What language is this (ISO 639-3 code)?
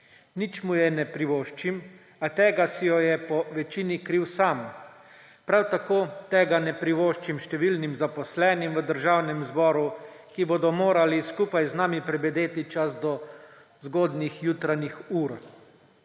slv